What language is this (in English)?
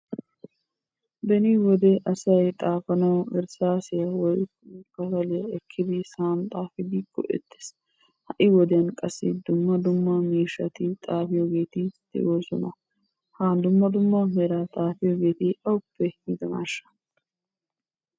Wolaytta